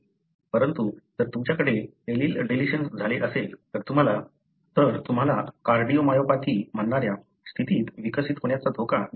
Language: Marathi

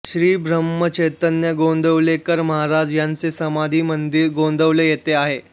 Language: Marathi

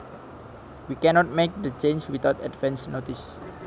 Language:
Javanese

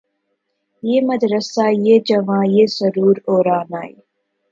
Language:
Urdu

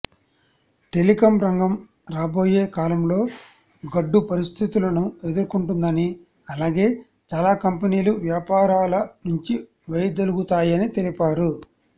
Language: Telugu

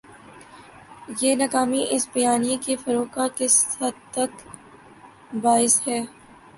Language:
Urdu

